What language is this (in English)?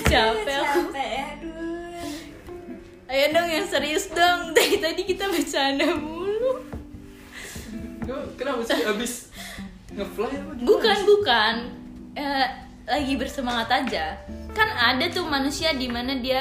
Indonesian